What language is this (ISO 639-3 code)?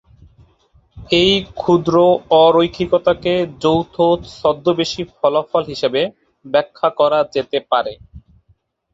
ben